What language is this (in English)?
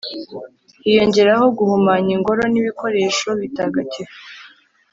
Kinyarwanda